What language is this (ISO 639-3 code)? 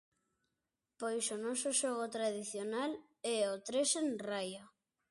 glg